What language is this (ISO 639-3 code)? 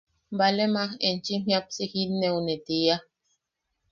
yaq